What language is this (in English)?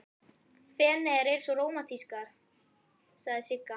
Icelandic